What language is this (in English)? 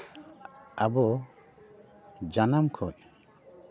Santali